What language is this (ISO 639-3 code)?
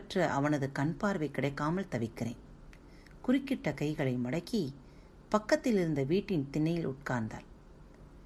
tam